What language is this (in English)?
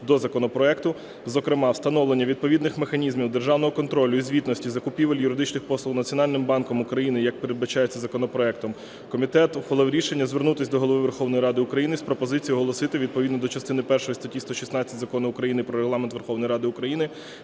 Ukrainian